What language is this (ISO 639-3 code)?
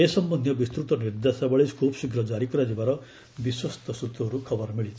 ori